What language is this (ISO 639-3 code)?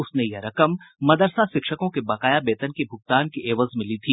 hin